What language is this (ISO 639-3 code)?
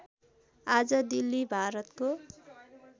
nep